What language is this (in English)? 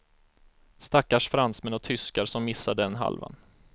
Swedish